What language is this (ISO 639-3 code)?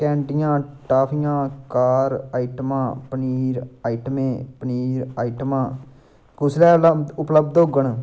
doi